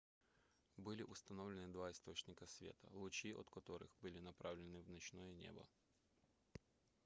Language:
Russian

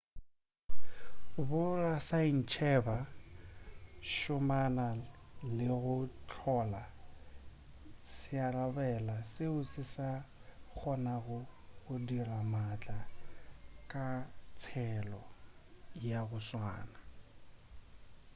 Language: Northern Sotho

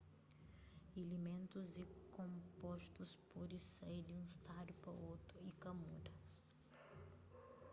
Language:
Kabuverdianu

